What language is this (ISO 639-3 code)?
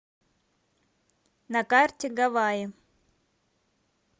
rus